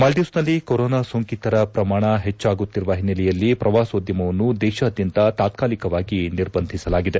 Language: Kannada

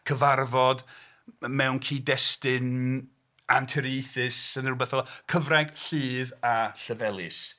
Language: Welsh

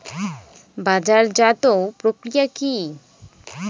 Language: Bangla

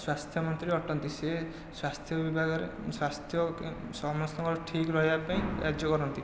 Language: Odia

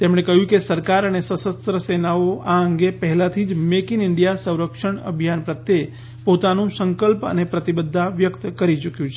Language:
Gujarati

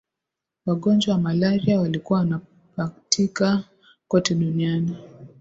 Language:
Swahili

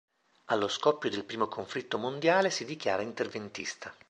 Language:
Italian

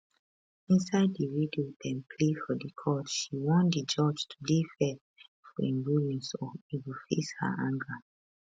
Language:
Nigerian Pidgin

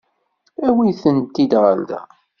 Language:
Kabyle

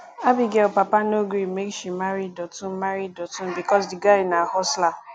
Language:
Nigerian Pidgin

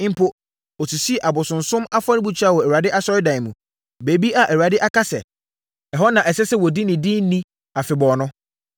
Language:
Akan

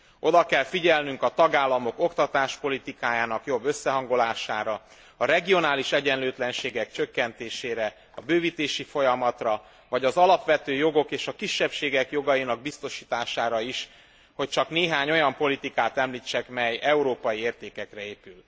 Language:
Hungarian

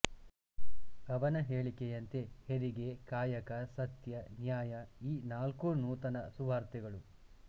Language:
Kannada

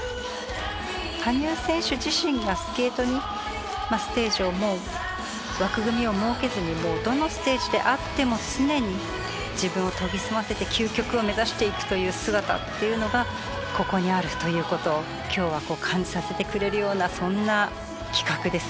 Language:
Japanese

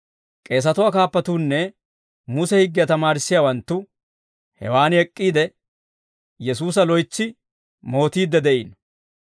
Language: Dawro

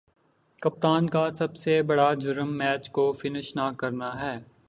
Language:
Urdu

